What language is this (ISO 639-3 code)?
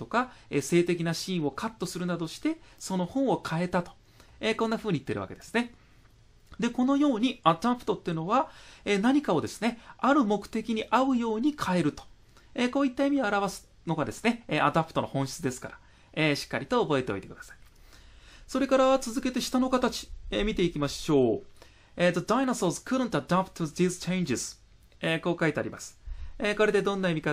jpn